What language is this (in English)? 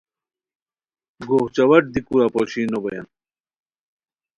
Khowar